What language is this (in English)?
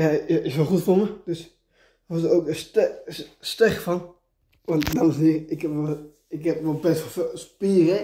Dutch